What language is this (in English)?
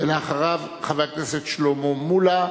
Hebrew